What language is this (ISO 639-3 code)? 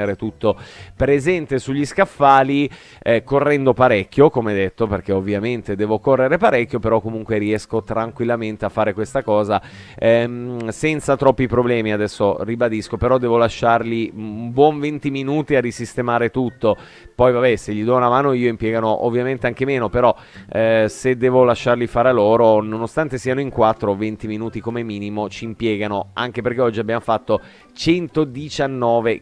ita